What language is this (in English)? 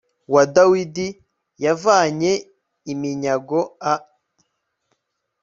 Kinyarwanda